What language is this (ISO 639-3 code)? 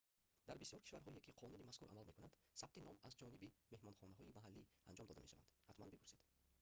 tgk